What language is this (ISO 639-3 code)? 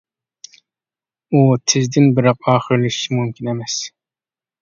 uig